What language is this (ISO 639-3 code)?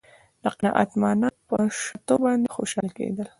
pus